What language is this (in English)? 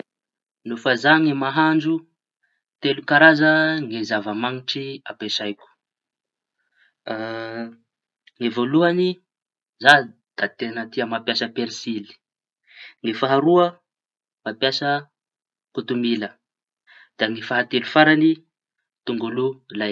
Tanosy Malagasy